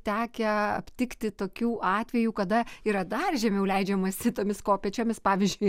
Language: Lithuanian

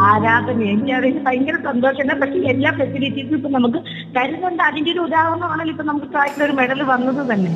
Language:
Malayalam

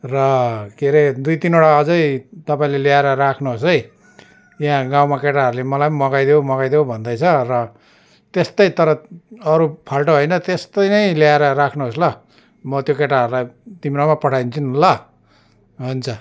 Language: Nepali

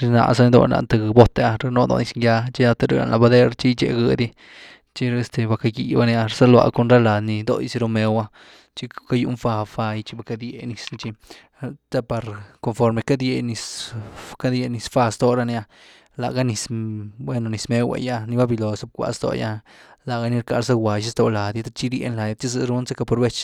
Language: Güilá Zapotec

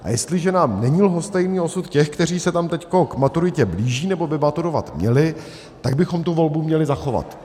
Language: Czech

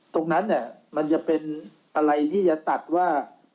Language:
Thai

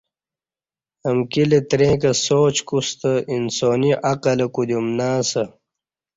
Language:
Kati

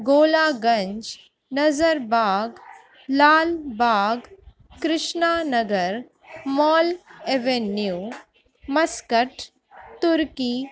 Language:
Sindhi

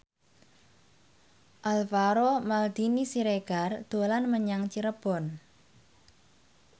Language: Javanese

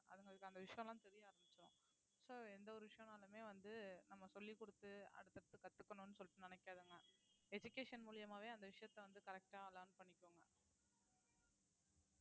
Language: Tamil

